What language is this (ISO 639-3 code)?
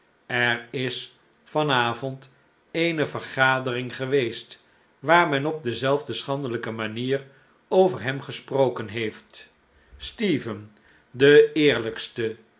nld